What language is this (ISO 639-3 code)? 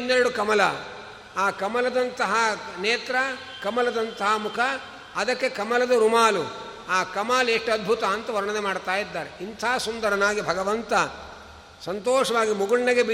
kan